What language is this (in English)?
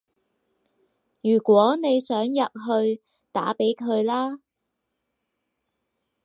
Cantonese